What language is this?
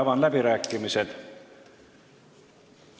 Estonian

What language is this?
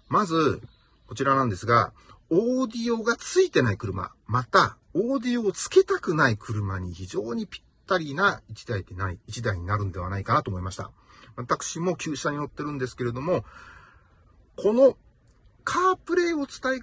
Japanese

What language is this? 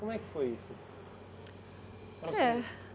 Portuguese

